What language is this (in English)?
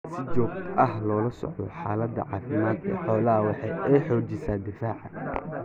Somali